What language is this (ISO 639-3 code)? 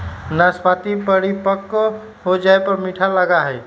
mag